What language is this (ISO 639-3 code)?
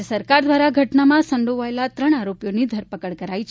guj